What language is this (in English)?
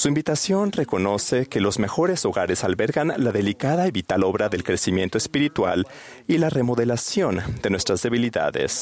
Spanish